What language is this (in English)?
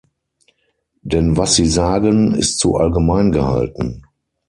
German